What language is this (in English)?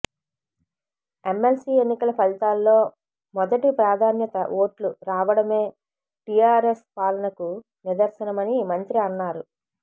Telugu